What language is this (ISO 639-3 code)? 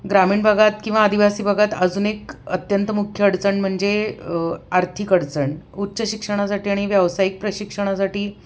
mar